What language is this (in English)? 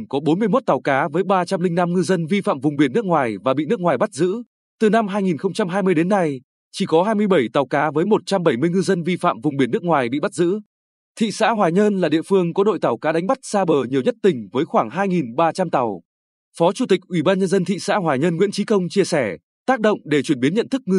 Vietnamese